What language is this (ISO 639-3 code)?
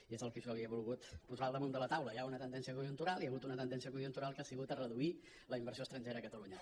cat